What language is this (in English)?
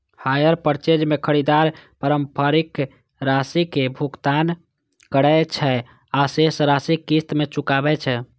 Maithili